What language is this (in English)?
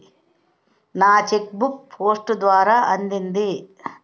Telugu